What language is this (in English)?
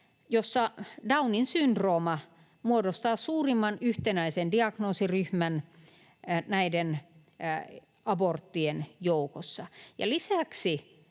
Finnish